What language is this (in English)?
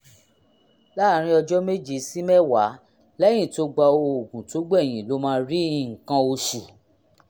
Yoruba